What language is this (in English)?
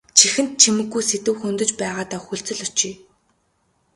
Mongolian